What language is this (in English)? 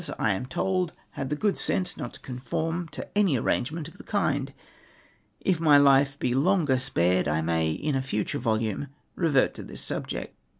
English